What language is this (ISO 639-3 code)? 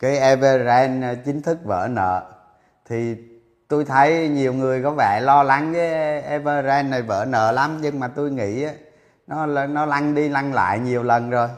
vie